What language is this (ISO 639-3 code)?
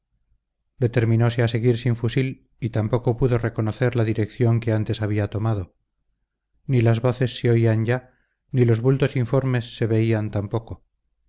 spa